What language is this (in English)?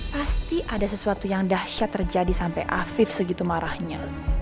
Indonesian